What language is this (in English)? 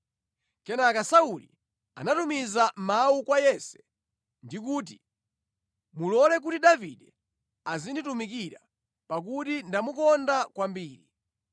Nyanja